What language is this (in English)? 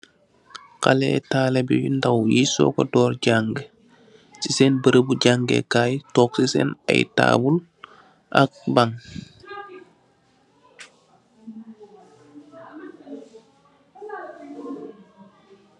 Wolof